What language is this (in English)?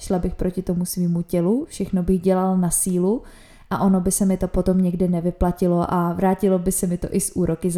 Czech